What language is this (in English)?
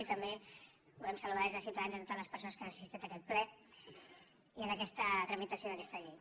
Catalan